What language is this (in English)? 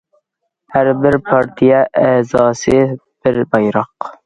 Uyghur